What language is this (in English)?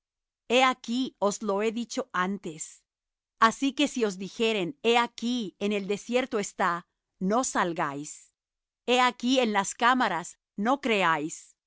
Spanish